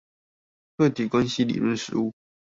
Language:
Chinese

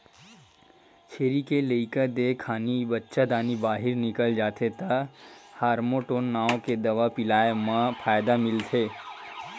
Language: Chhattisgarhi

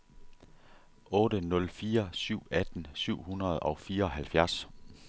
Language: Danish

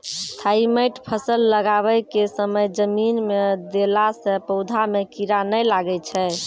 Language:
Maithili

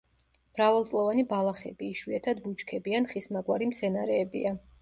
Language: Georgian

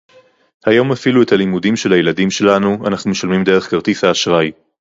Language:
Hebrew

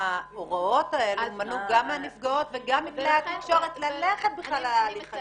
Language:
Hebrew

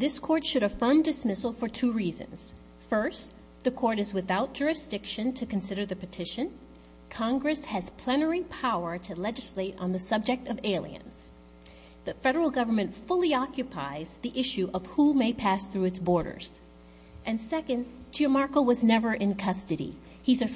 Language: English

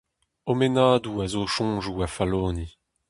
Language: Breton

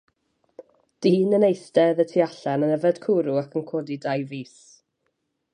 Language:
Welsh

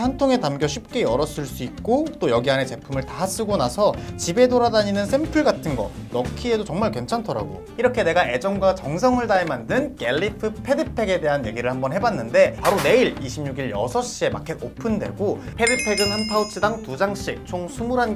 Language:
Korean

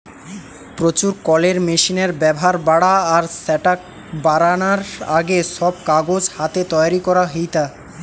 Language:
Bangla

